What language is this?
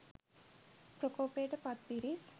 Sinhala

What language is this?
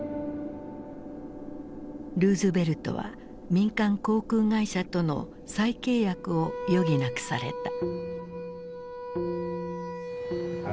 Japanese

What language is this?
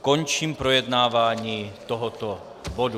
Czech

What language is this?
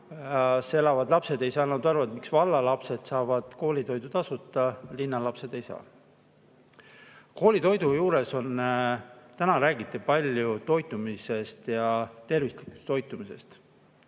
Estonian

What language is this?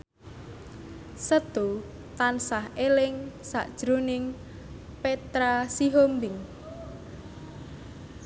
Javanese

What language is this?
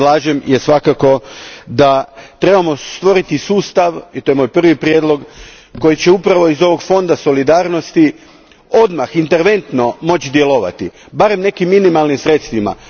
Croatian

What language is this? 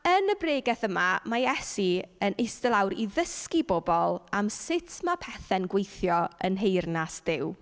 Welsh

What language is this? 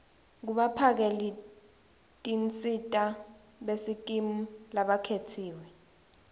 Swati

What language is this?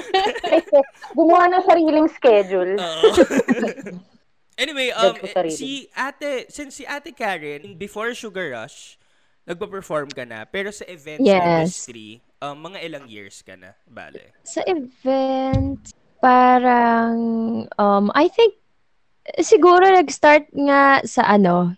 Filipino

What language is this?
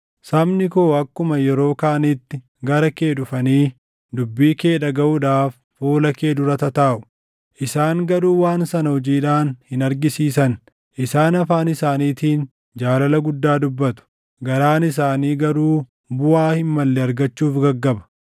Oromo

